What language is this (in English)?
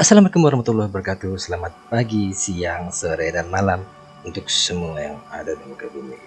Indonesian